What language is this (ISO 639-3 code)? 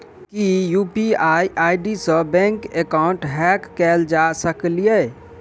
mai